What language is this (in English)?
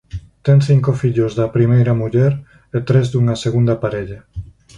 Galician